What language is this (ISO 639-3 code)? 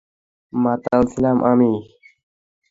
ben